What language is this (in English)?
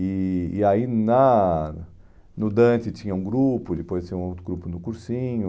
Portuguese